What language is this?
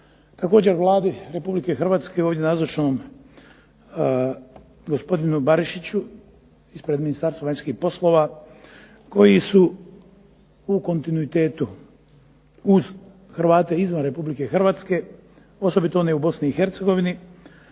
Croatian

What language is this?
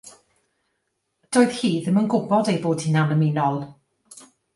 Welsh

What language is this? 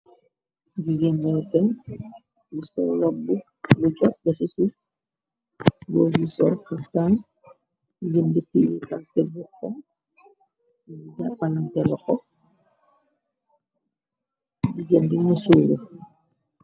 Wolof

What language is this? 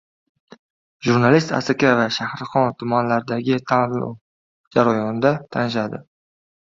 Uzbek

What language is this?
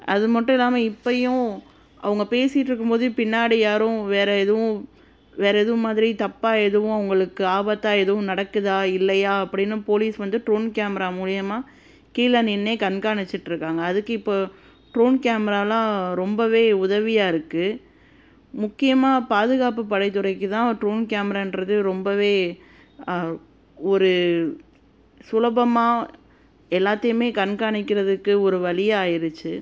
Tamil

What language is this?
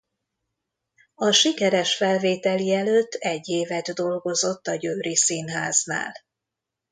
Hungarian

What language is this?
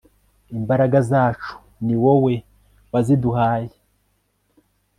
Kinyarwanda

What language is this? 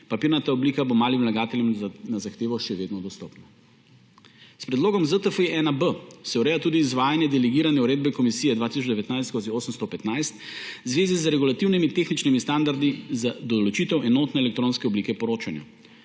Slovenian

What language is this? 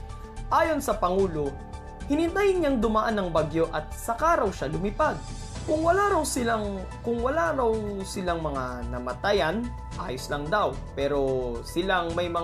Filipino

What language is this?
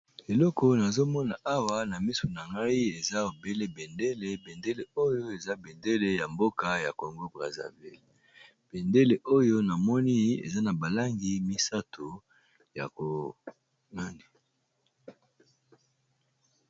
Lingala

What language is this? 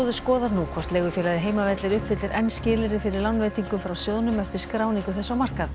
Icelandic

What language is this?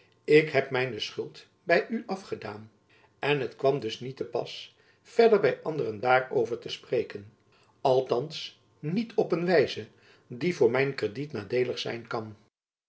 Dutch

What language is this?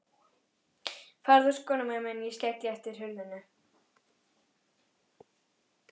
Icelandic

